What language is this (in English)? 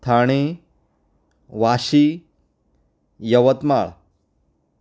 Konkani